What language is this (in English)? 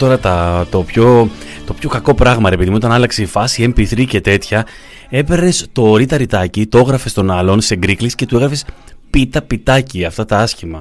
Greek